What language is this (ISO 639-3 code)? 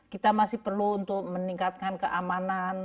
ind